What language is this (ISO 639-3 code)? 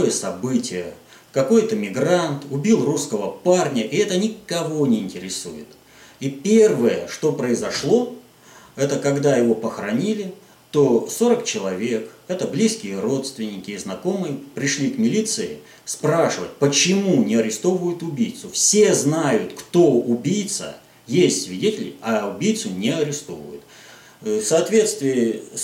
rus